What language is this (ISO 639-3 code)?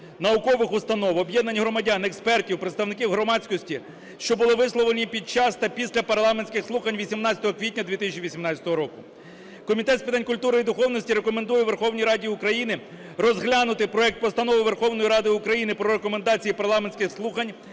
ukr